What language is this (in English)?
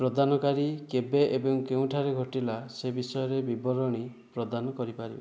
Odia